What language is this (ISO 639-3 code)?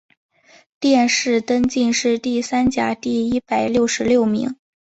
zho